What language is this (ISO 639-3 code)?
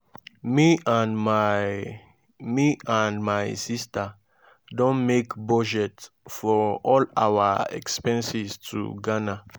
pcm